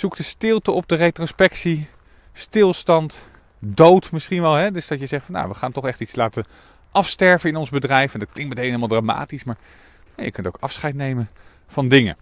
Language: Dutch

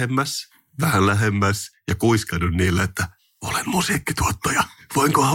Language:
Finnish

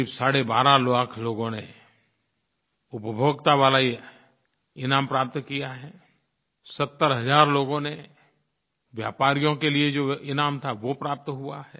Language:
Hindi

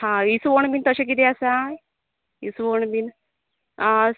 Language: Konkani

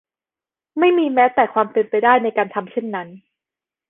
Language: Thai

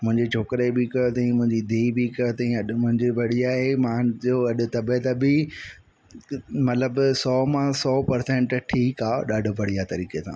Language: Sindhi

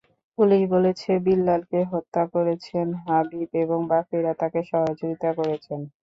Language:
Bangla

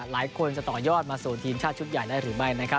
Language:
Thai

